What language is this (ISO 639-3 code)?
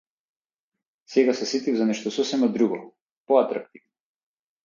mkd